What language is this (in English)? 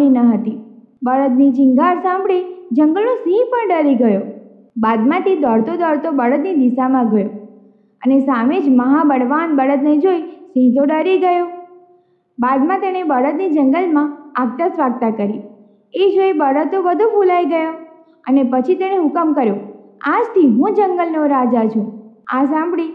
Gujarati